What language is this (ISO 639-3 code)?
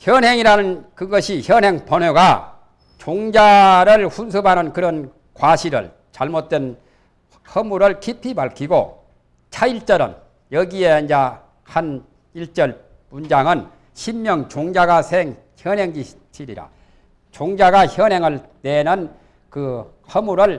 kor